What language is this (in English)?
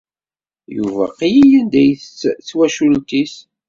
Kabyle